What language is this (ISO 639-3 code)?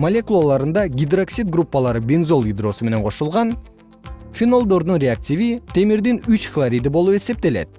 kir